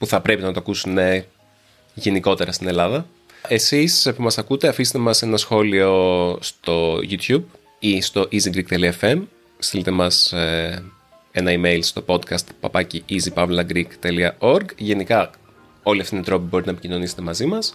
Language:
Greek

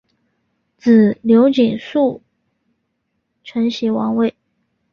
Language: Chinese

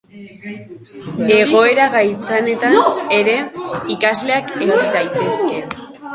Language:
Basque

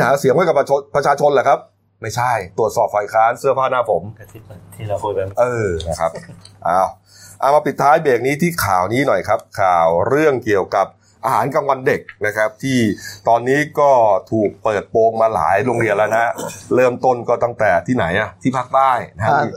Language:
Thai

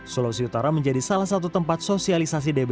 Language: Indonesian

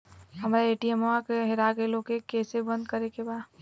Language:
Bhojpuri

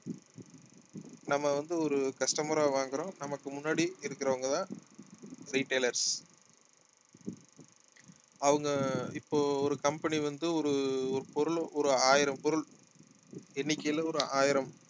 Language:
Tamil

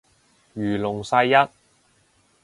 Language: Cantonese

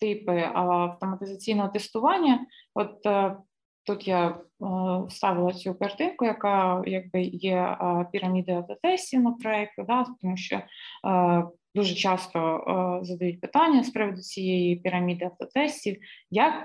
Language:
Ukrainian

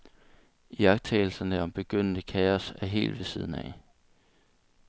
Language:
Danish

